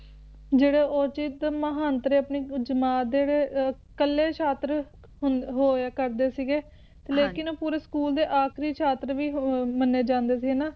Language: Punjabi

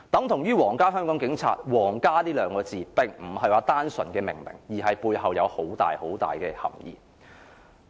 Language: Cantonese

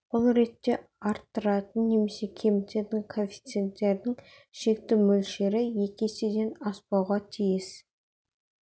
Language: Kazakh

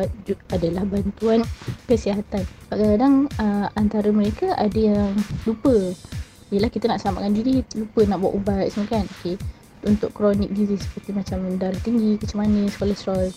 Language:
Malay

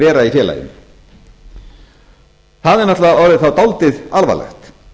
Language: Icelandic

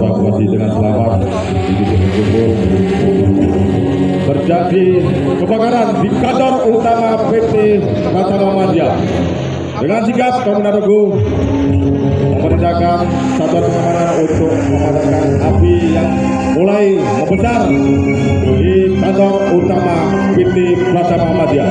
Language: Indonesian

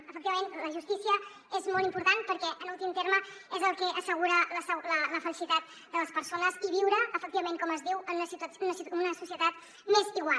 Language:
Catalan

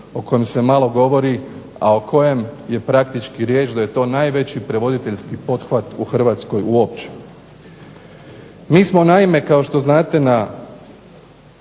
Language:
Croatian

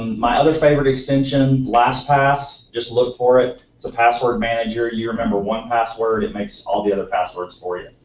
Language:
English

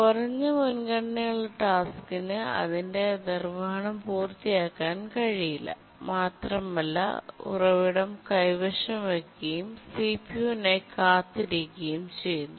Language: Malayalam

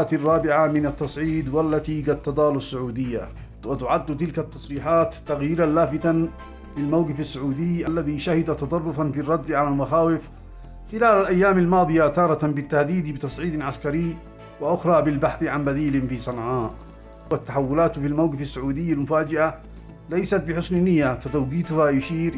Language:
Arabic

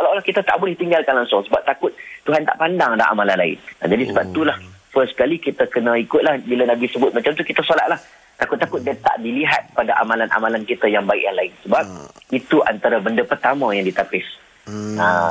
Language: Malay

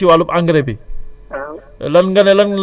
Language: Wolof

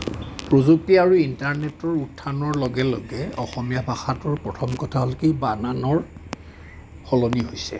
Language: Assamese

